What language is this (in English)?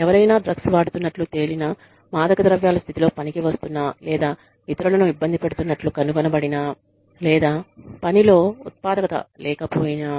Telugu